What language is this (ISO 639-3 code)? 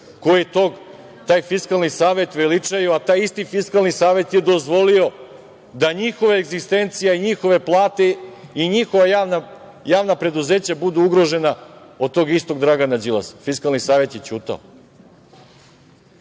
srp